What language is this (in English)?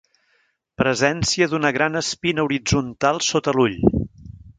Catalan